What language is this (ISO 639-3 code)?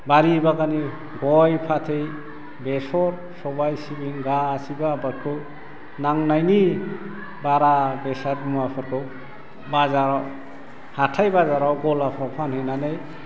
brx